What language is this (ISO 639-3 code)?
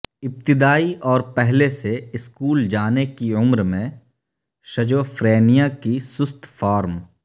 urd